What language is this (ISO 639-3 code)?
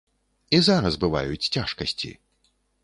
bel